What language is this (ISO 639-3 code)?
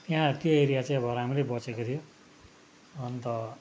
nep